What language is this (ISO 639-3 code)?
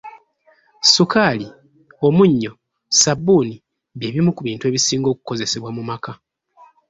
lug